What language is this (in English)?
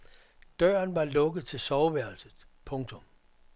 Danish